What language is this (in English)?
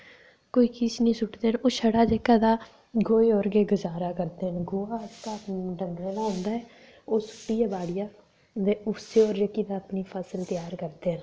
Dogri